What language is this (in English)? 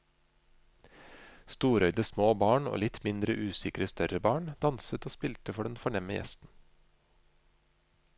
Norwegian